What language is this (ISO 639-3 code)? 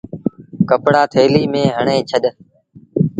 sbn